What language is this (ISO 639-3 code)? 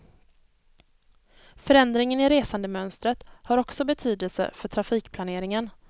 swe